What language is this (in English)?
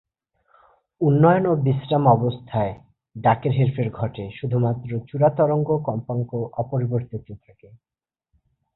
Bangla